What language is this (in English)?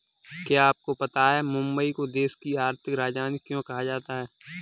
Hindi